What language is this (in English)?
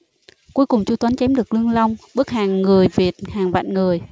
Vietnamese